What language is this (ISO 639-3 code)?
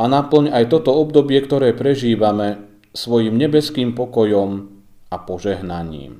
slk